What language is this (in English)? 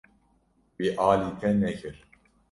Kurdish